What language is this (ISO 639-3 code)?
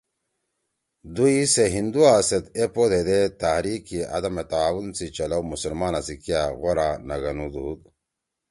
trw